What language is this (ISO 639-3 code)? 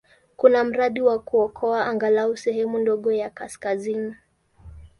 swa